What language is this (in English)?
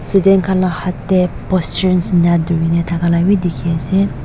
Naga Pidgin